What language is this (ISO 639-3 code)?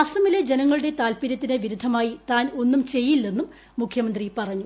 mal